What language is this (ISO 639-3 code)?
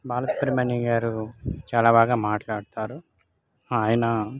tel